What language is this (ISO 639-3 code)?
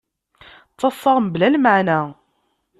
kab